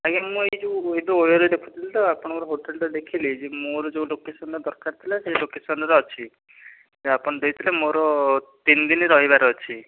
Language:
Odia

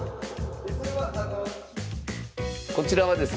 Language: Japanese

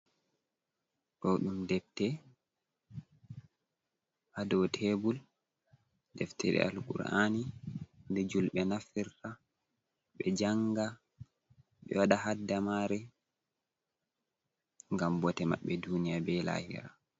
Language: Fula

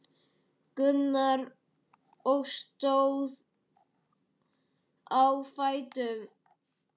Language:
Icelandic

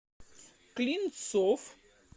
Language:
Russian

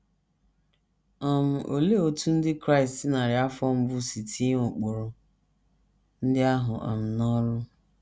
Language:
Igbo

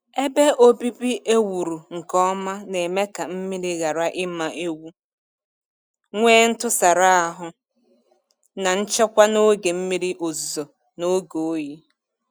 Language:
Igbo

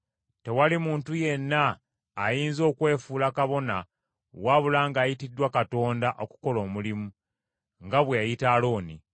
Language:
Ganda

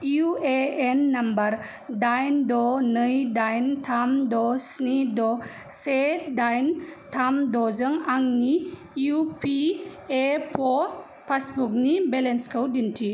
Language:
Bodo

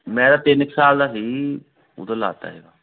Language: Punjabi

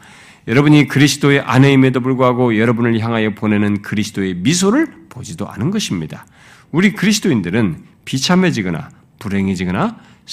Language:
Korean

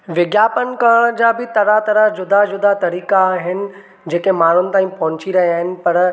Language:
Sindhi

